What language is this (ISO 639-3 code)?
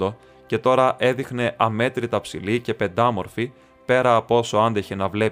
ell